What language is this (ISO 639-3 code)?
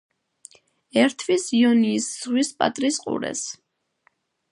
kat